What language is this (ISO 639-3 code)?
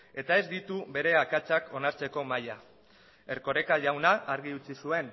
eus